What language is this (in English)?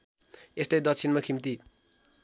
Nepali